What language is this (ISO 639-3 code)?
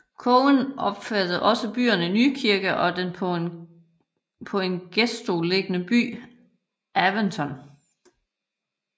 dan